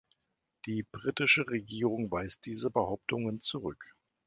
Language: German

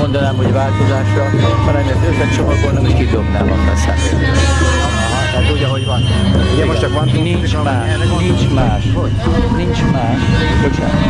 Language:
Hungarian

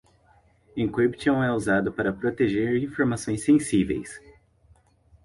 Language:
Portuguese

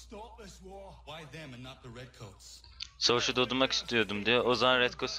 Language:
Turkish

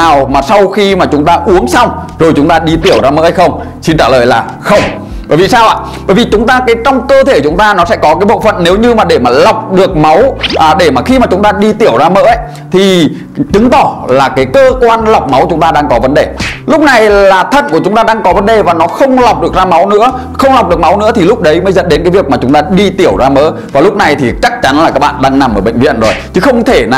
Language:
Vietnamese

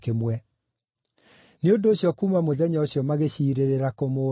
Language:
Kikuyu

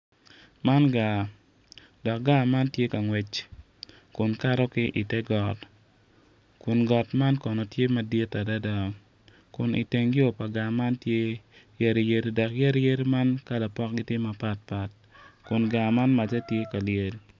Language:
Acoli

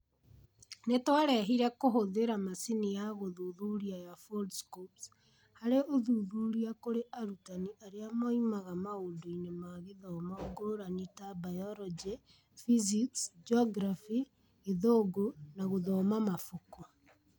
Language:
Kikuyu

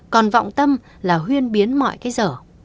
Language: Vietnamese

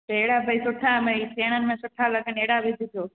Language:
Sindhi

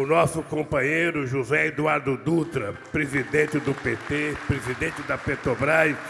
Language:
Portuguese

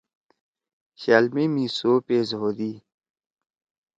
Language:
Torwali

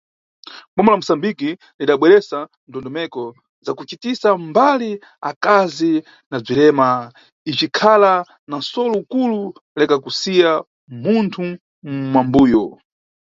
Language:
Nyungwe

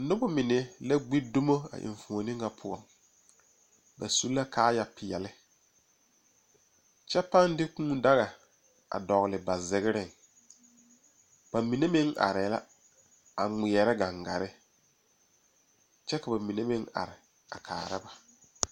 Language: Southern Dagaare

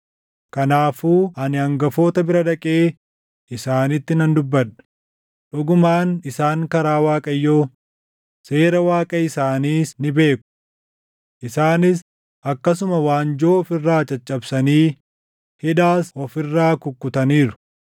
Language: Oromo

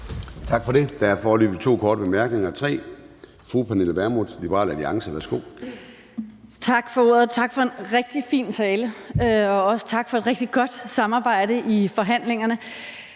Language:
Danish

